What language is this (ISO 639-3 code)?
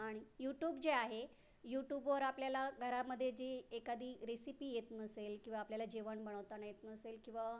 mar